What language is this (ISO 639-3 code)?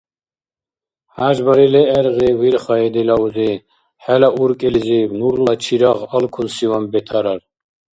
dar